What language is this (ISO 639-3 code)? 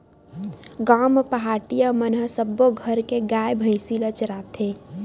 hne